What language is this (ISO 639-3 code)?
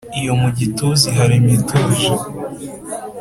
kin